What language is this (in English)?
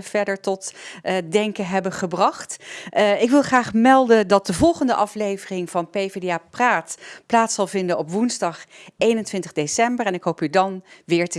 Dutch